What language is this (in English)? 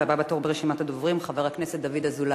Hebrew